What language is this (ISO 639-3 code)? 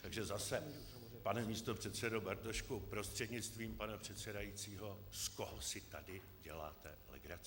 ces